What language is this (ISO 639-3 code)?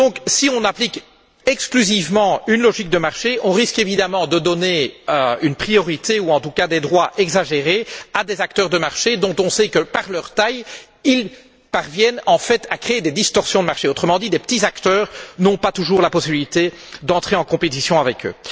fra